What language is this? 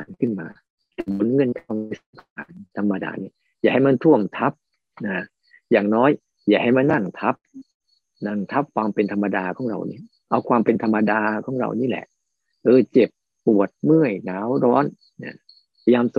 Thai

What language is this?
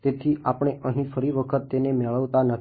Gujarati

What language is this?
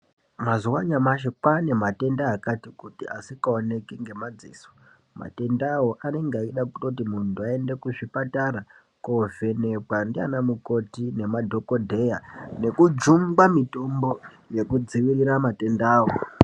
Ndau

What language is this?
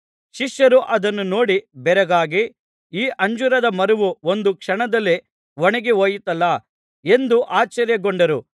Kannada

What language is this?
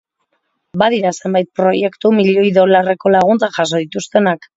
Basque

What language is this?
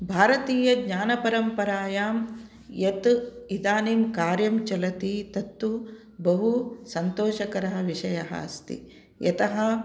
Sanskrit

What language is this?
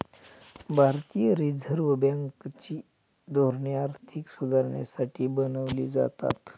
Marathi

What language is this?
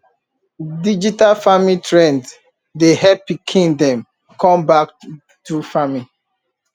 Nigerian Pidgin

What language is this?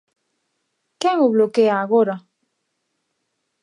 Galician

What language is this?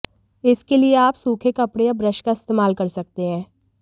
Hindi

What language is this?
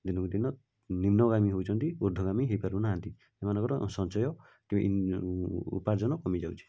Odia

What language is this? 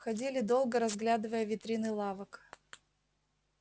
Russian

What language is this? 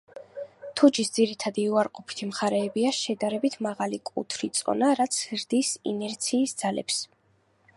Georgian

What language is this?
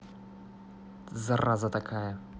Russian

